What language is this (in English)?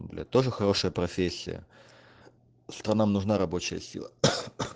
Russian